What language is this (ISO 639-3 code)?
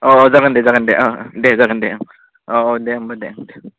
brx